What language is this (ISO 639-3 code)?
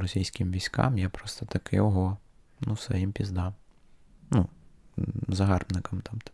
ukr